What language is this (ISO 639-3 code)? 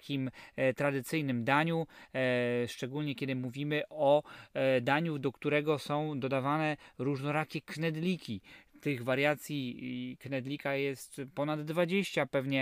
pol